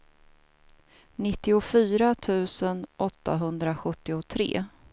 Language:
Swedish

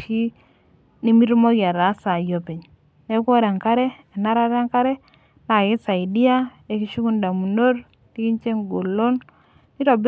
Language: Masai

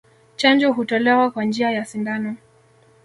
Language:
Swahili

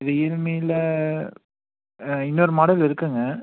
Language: Tamil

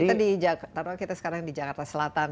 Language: Indonesian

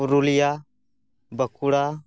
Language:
Santali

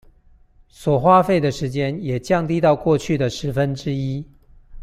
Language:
Chinese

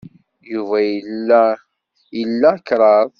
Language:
Kabyle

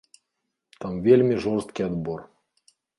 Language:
Belarusian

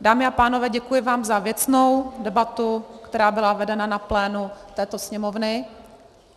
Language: Czech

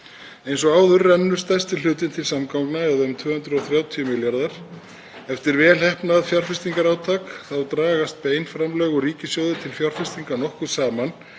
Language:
Icelandic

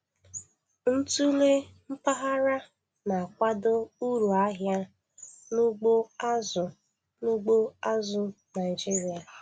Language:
Igbo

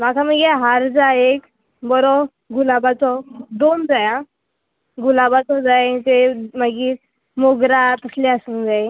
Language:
Konkani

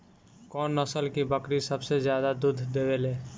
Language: Bhojpuri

